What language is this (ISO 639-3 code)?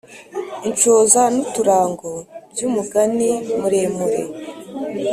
kin